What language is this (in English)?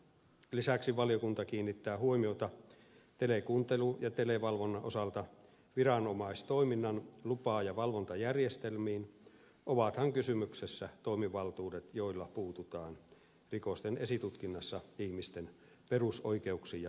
Finnish